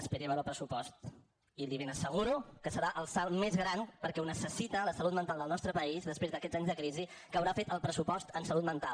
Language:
Catalan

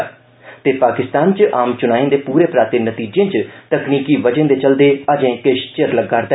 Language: Dogri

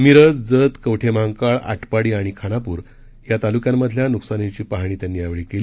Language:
Marathi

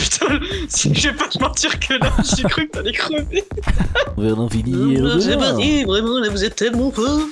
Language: French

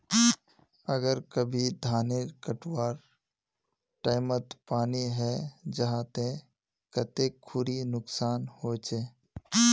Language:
Magahi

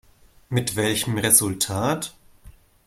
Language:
German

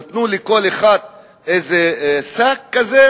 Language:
Hebrew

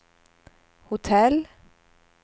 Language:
Swedish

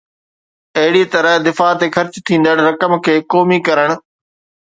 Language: Sindhi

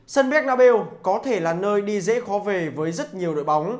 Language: Vietnamese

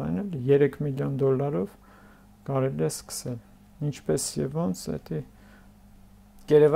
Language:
Turkish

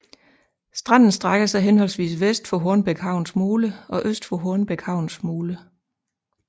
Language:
Danish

